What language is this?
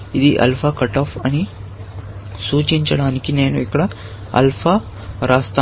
Telugu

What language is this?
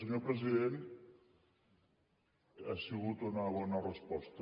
Catalan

